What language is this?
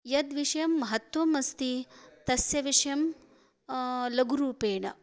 Sanskrit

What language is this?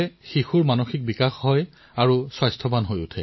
Assamese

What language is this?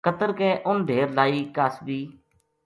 Gujari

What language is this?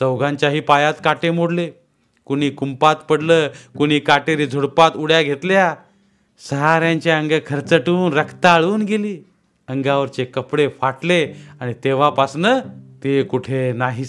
Marathi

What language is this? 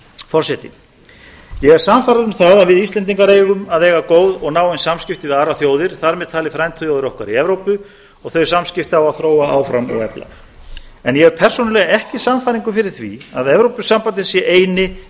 Icelandic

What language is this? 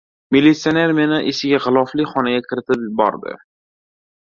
Uzbek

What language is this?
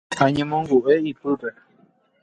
Guarani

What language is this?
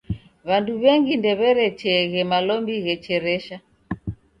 Taita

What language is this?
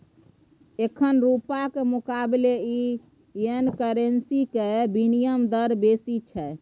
Maithili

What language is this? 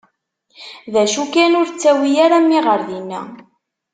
Kabyle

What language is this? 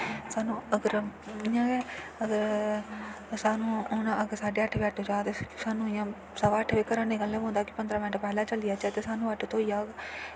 Dogri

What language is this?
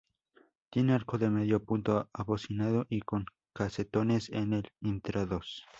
Spanish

